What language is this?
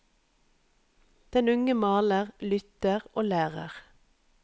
Norwegian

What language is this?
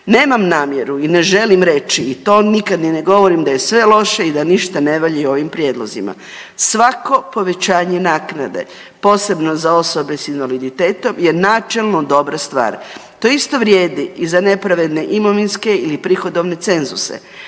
Croatian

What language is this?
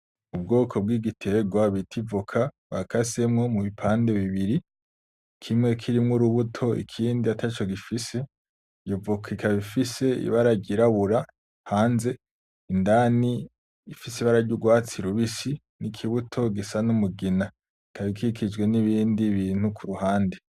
Rundi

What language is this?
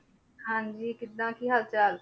Punjabi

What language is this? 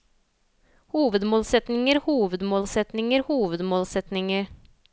Norwegian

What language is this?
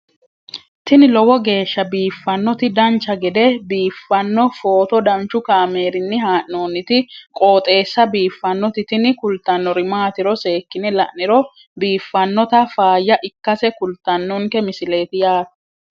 Sidamo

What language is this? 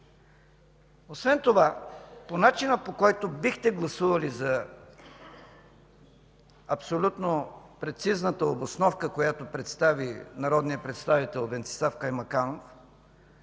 Bulgarian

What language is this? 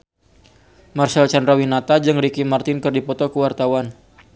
Sundanese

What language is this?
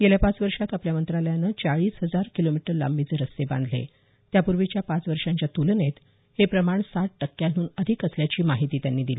Marathi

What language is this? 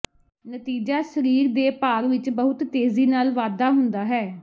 Punjabi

